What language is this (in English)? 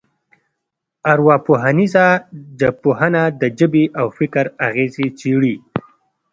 Pashto